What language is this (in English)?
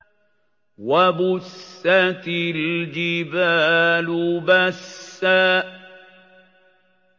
Arabic